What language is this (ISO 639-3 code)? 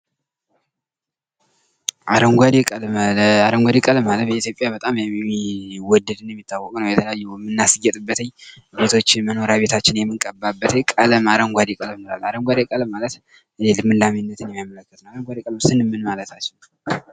amh